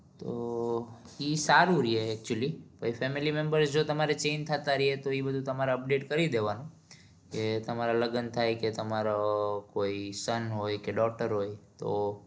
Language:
Gujarati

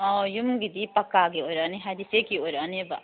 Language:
Manipuri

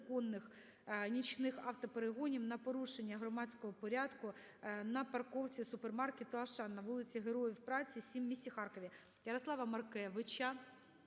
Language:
Ukrainian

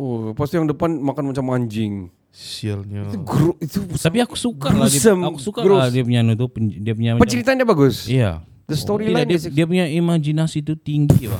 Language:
Malay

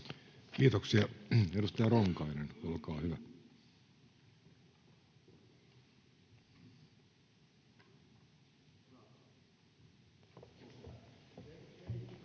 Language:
Finnish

